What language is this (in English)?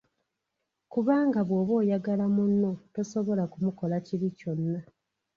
Ganda